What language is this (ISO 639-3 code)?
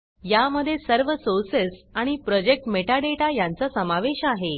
mar